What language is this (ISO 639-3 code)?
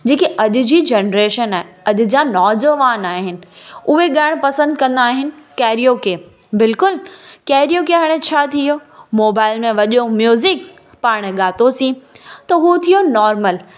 snd